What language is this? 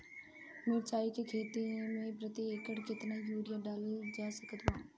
Bhojpuri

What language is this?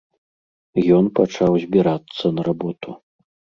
Belarusian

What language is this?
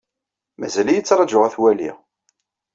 Kabyle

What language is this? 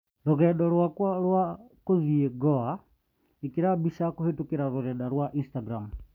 Kikuyu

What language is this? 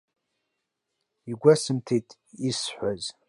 Abkhazian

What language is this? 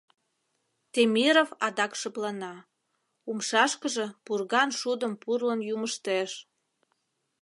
Mari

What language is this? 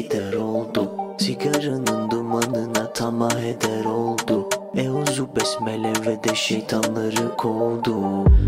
Turkish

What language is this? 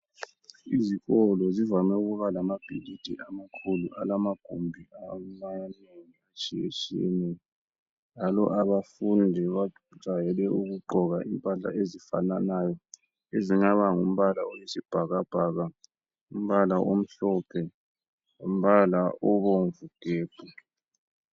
North Ndebele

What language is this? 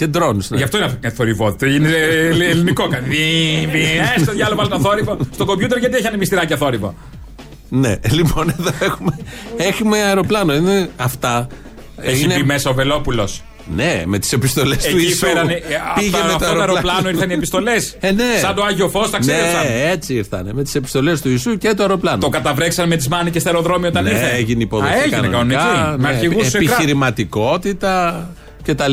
Greek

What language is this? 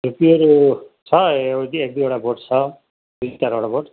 Nepali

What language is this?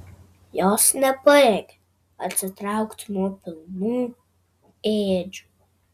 Lithuanian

